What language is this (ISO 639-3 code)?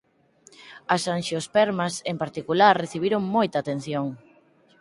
glg